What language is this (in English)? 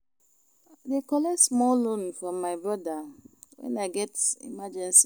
Nigerian Pidgin